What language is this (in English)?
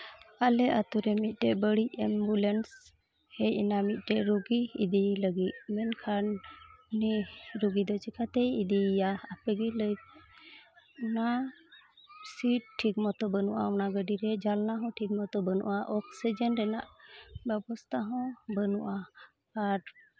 Santali